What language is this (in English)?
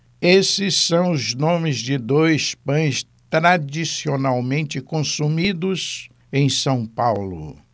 Portuguese